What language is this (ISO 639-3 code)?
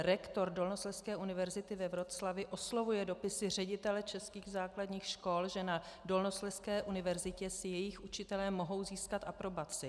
ces